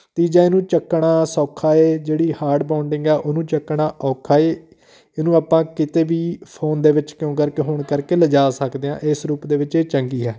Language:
Punjabi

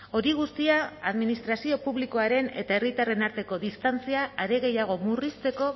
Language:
Basque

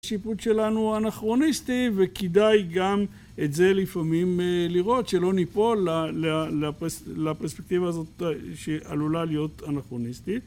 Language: Hebrew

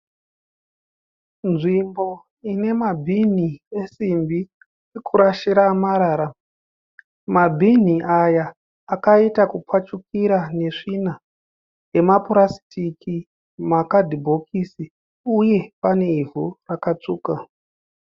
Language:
Shona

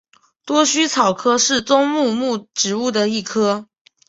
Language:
Chinese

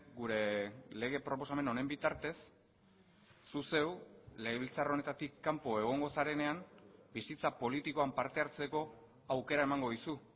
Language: Basque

